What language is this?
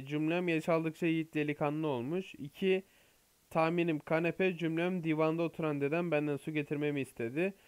Turkish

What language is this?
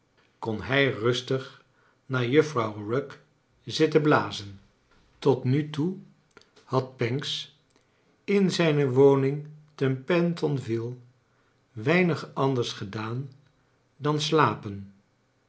Dutch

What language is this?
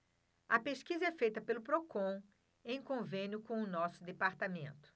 Portuguese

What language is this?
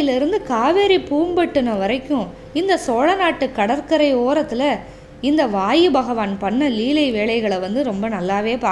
Tamil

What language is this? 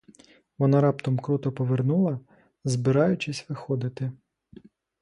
Ukrainian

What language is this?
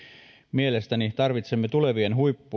Finnish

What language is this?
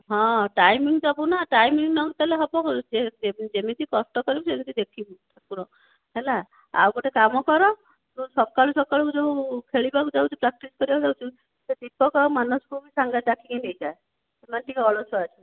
Odia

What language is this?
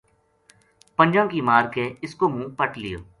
Gujari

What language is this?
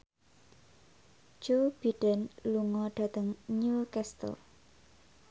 Javanese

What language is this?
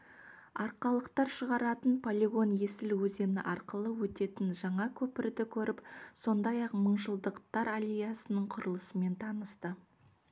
Kazakh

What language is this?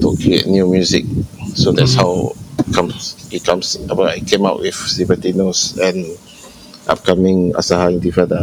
Malay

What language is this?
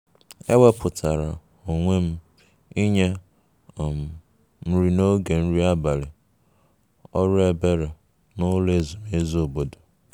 Igbo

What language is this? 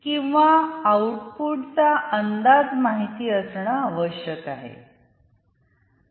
Marathi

